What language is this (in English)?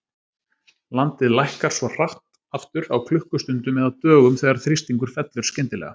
Icelandic